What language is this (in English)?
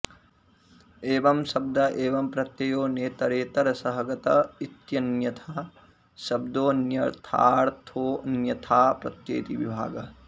Sanskrit